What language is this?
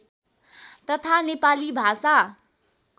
Nepali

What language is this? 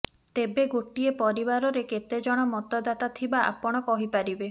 Odia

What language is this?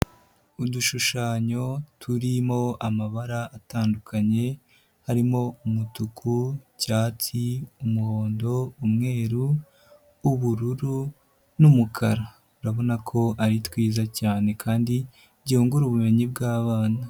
Kinyarwanda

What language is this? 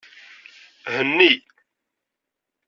Kabyle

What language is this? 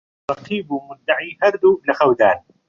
Central Kurdish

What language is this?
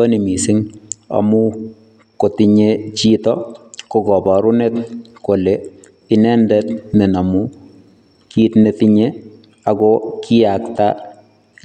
Kalenjin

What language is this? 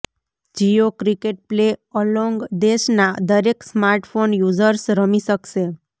Gujarati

